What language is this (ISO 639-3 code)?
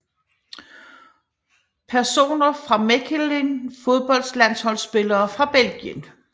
dan